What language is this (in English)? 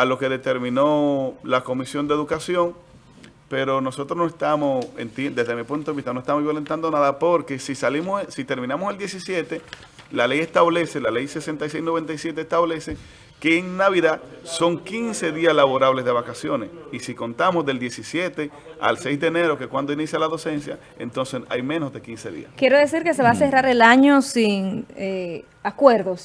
Spanish